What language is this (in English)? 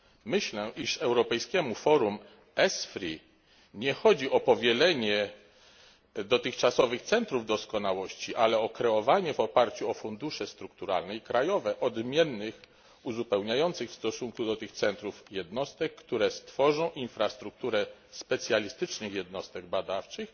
Polish